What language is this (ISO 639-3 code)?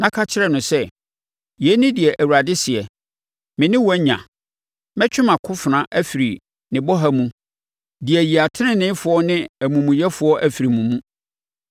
aka